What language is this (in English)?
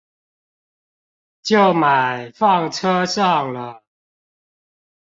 Chinese